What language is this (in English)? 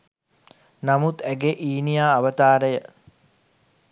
Sinhala